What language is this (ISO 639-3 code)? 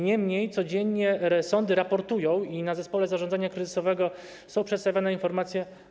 pol